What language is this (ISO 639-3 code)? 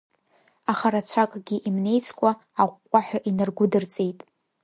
abk